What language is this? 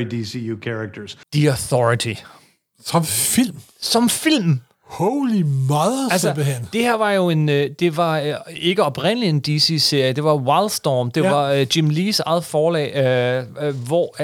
Danish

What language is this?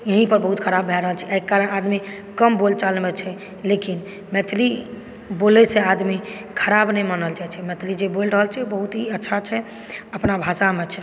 Maithili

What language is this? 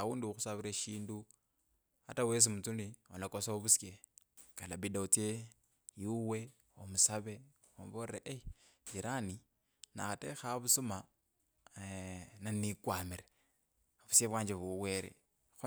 Kabras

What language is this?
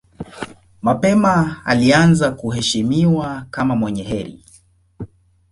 Swahili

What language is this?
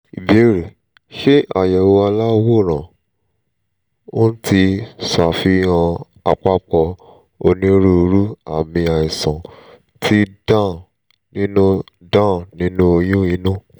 Yoruba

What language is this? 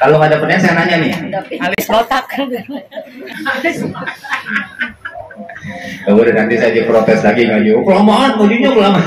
Indonesian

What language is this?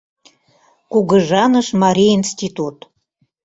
Mari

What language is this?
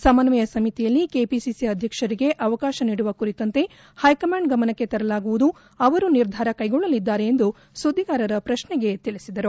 Kannada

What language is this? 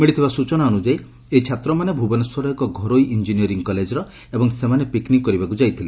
Odia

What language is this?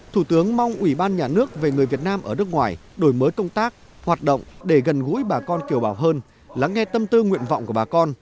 Vietnamese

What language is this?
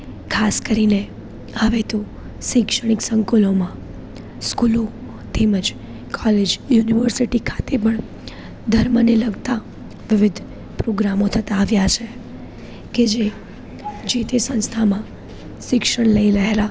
Gujarati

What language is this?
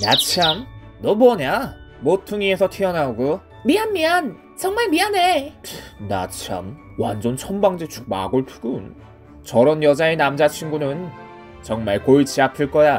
Korean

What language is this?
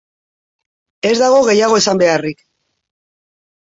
Basque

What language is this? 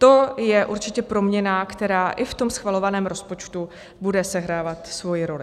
Czech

